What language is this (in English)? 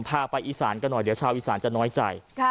Thai